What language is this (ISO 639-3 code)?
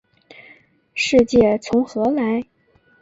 zho